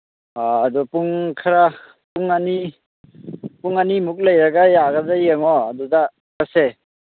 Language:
Manipuri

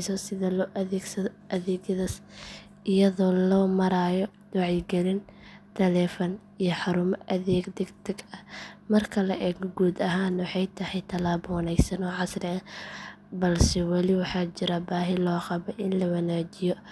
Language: Somali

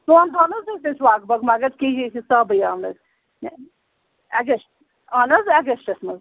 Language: Kashmiri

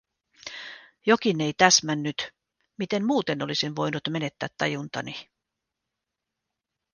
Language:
Finnish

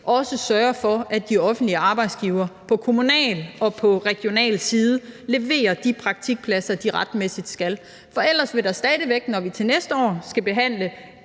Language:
Danish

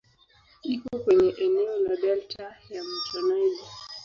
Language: Swahili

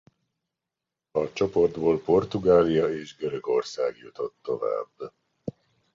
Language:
Hungarian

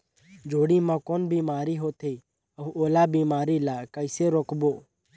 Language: Chhattisgarhi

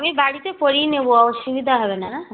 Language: Bangla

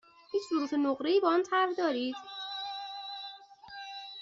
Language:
Persian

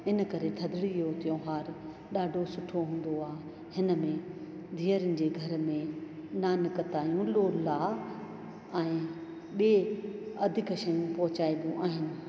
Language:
Sindhi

